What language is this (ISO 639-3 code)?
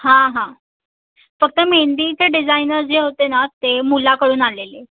mar